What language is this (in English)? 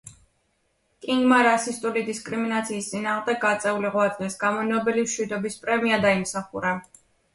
Georgian